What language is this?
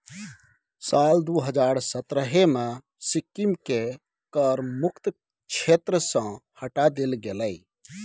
Maithili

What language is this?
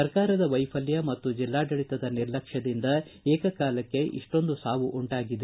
Kannada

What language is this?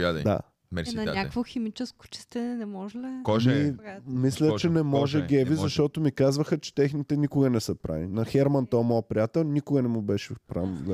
Bulgarian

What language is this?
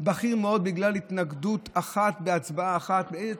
Hebrew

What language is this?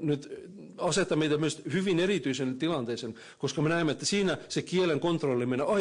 Finnish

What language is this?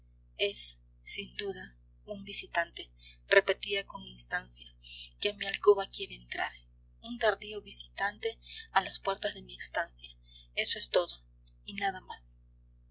Spanish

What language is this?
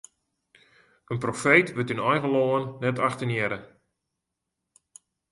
Western Frisian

